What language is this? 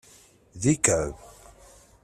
Kabyle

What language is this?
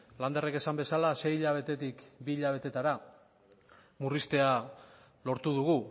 Basque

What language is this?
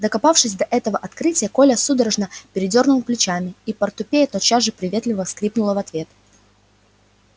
Russian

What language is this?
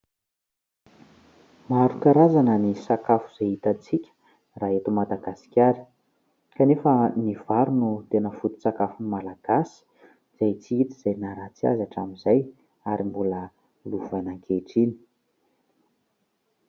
Malagasy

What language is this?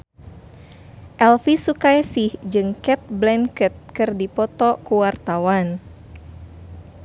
Sundanese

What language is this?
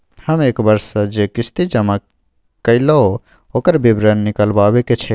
Maithili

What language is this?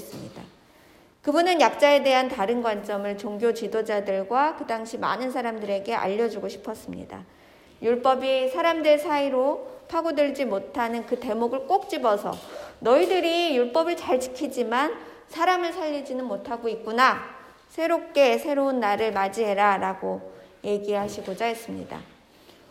Korean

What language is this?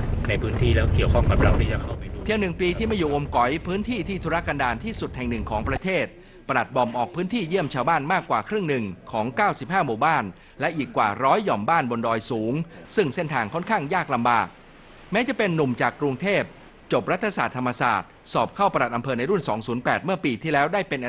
Thai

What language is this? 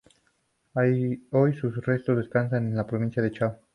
Spanish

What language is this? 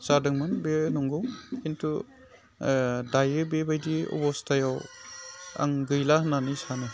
Bodo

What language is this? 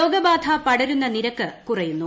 Malayalam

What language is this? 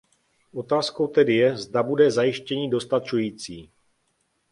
Czech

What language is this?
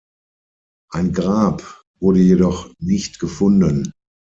German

